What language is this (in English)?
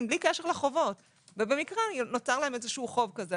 Hebrew